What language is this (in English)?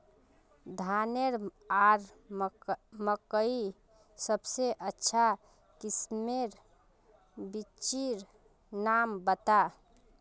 Magahi